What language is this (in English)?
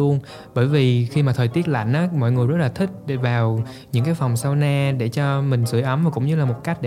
Vietnamese